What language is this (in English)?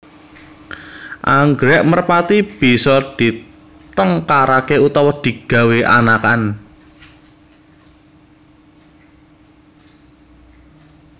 Javanese